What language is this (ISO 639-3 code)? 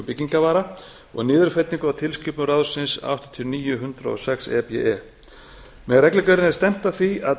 isl